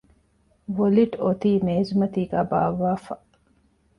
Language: Divehi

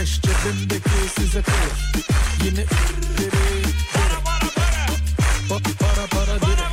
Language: Turkish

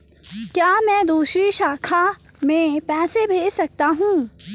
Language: Hindi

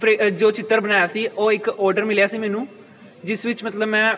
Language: Punjabi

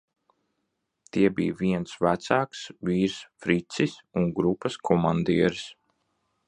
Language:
Latvian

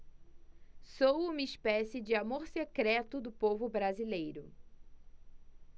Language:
Portuguese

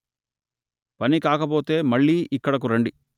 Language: Telugu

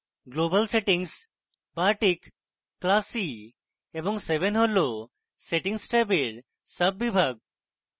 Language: Bangla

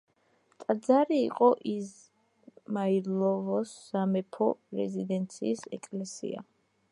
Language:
Georgian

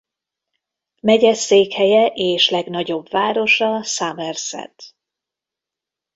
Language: Hungarian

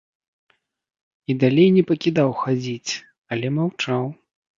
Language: Belarusian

